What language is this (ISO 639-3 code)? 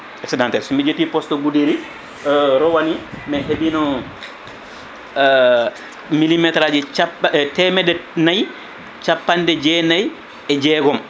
ful